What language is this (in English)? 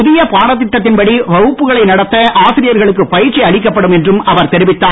Tamil